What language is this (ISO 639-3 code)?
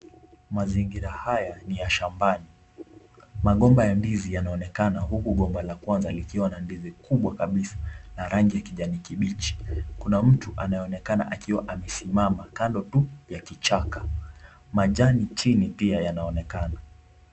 swa